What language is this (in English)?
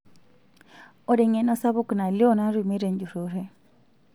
Masai